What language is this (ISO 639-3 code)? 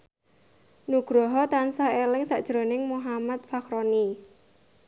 jav